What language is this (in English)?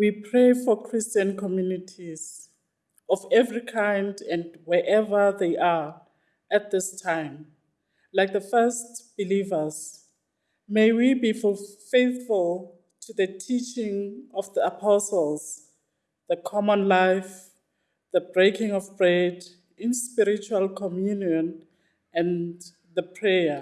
English